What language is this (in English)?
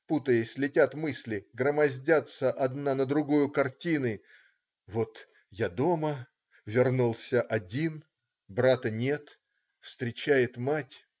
Russian